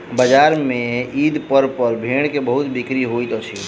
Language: Maithili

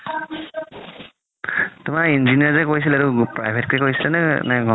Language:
Assamese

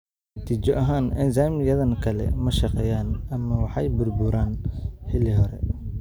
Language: Somali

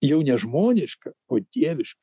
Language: Lithuanian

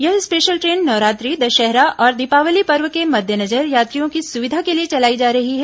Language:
Hindi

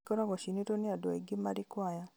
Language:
Kikuyu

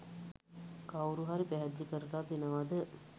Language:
Sinhala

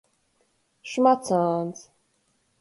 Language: Latgalian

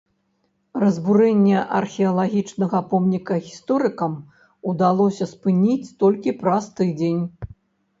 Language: Belarusian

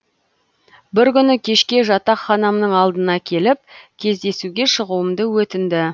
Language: Kazakh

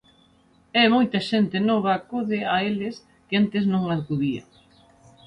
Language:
Galician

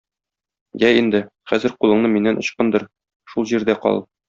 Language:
Tatar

